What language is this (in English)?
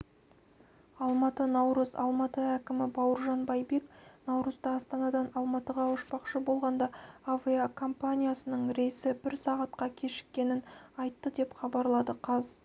Kazakh